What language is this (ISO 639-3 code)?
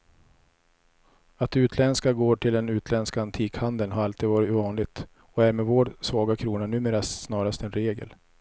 swe